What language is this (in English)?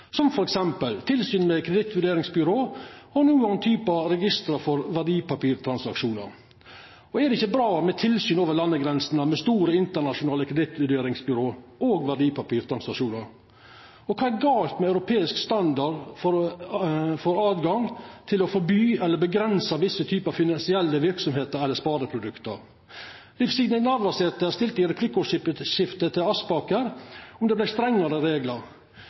Norwegian Nynorsk